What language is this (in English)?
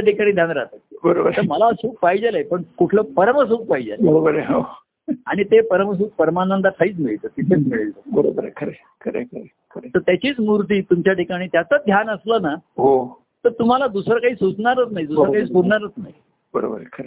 Marathi